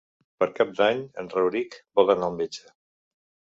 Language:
Catalan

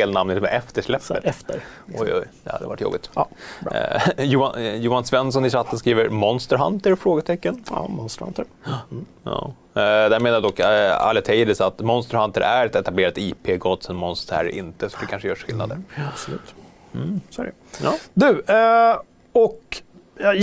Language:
Swedish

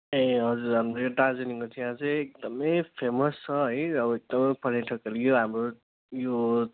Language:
Nepali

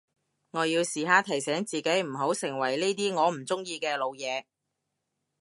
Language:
Cantonese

